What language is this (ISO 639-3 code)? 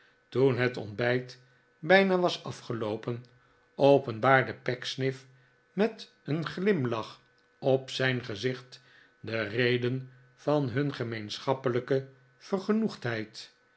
nld